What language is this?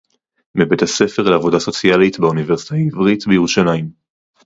Hebrew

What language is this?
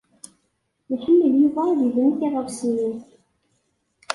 Kabyle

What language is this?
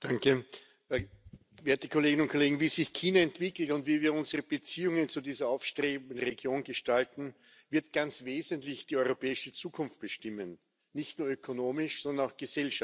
German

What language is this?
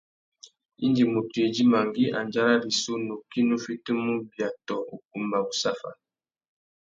Tuki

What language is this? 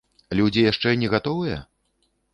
Belarusian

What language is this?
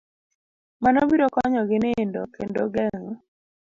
Luo (Kenya and Tanzania)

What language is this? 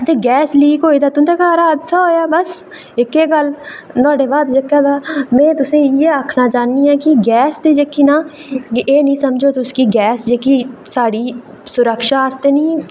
Dogri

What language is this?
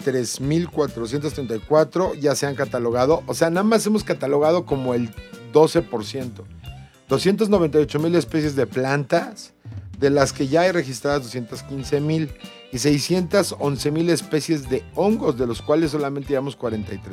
Spanish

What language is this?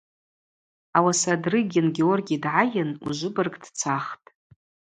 Abaza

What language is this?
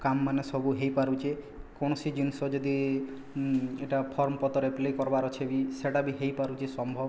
Odia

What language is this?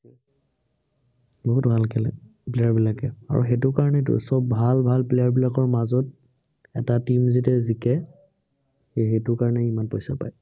Assamese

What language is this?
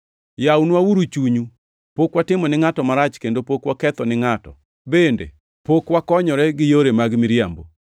Luo (Kenya and Tanzania)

